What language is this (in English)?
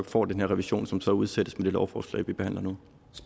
Danish